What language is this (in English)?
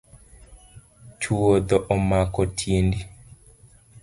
Luo (Kenya and Tanzania)